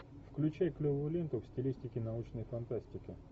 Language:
Russian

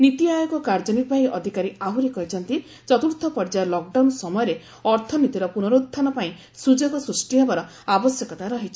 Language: Odia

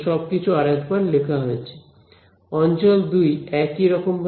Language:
Bangla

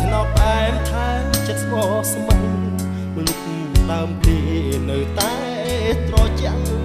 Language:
Thai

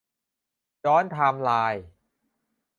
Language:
Thai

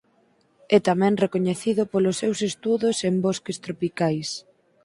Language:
Galician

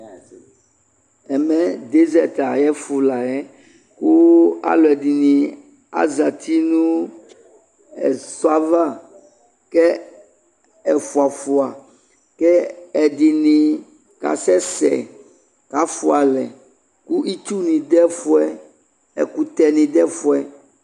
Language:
Ikposo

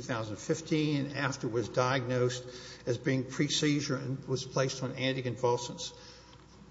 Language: English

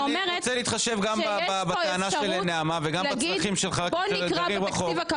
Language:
Hebrew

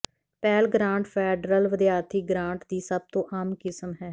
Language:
Punjabi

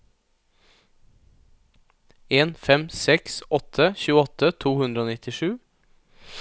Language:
Norwegian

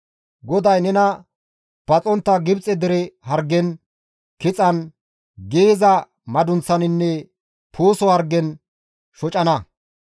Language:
Gamo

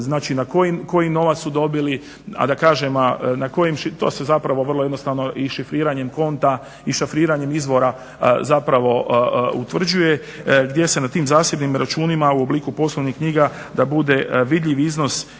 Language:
Croatian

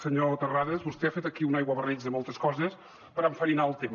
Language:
Catalan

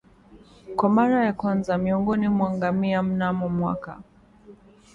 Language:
Swahili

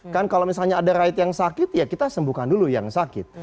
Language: Indonesian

